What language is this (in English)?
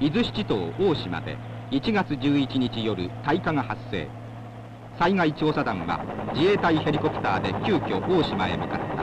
Japanese